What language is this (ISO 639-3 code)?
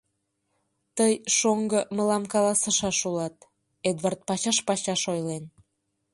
chm